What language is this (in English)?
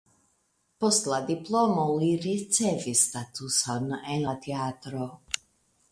Esperanto